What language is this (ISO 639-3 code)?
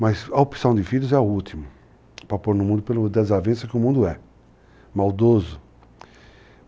por